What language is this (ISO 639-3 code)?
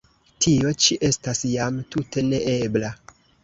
epo